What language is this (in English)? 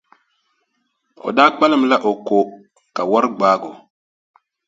Dagbani